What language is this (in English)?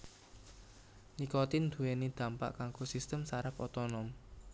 Javanese